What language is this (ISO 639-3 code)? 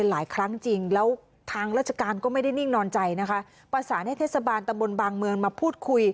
tha